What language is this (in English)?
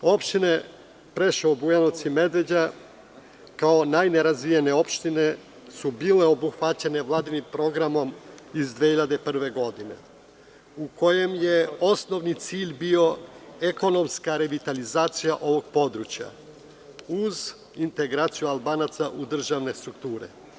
Serbian